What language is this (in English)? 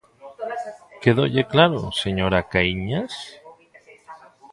Galician